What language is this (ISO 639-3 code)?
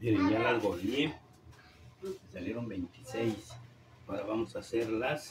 spa